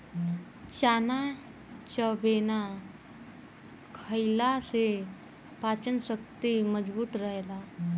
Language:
Bhojpuri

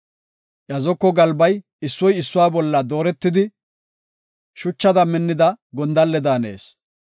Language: Gofa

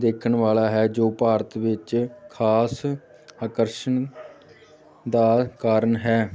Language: Punjabi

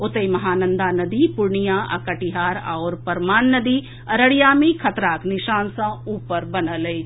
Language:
Maithili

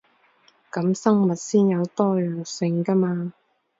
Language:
Cantonese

